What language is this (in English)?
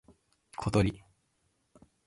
Japanese